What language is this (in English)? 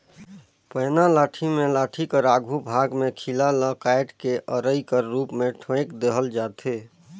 Chhattisgarhi